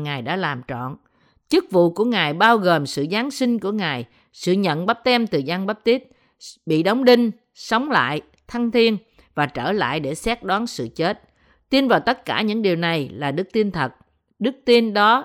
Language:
Vietnamese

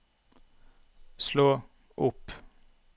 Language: Norwegian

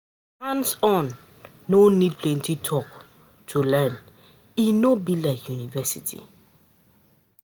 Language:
Nigerian Pidgin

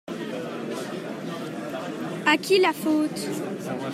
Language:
French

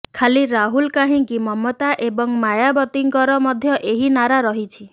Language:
Odia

